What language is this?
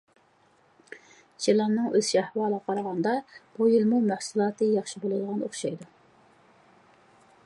Uyghur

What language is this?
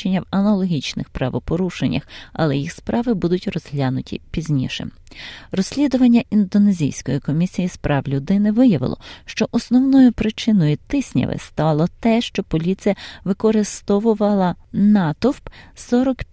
Ukrainian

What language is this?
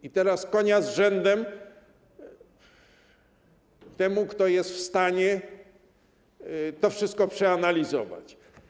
Polish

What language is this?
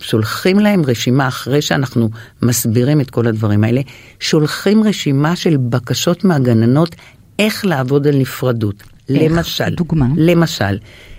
Hebrew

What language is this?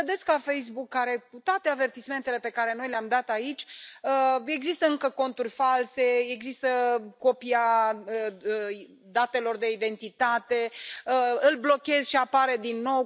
Romanian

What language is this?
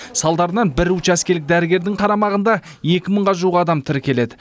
Kazakh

